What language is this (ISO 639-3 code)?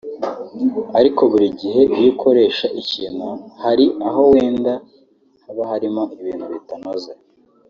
kin